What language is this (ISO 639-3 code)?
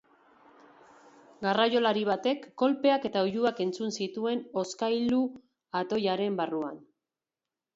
eus